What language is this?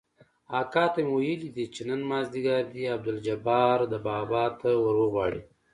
Pashto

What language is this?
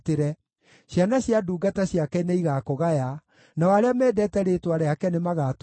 Kikuyu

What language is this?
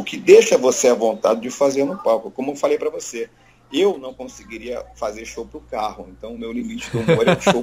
Portuguese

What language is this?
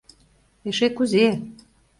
Mari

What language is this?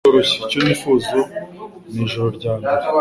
Kinyarwanda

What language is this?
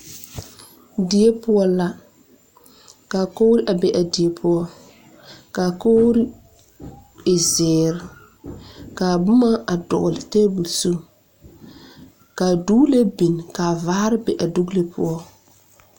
Southern Dagaare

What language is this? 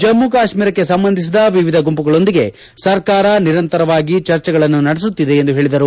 Kannada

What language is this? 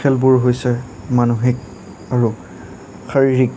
Assamese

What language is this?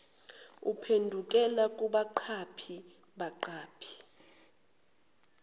Zulu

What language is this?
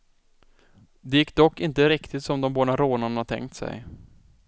Swedish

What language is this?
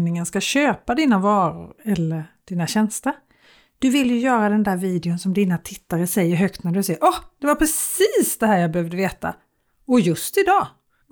Swedish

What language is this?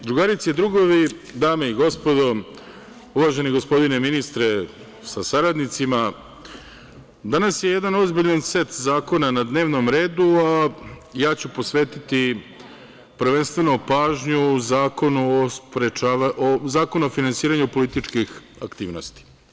Serbian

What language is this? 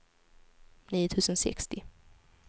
Swedish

